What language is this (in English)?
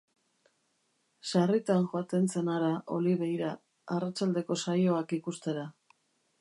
Basque